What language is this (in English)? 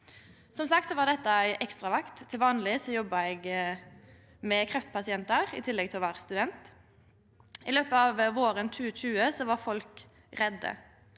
Norwegian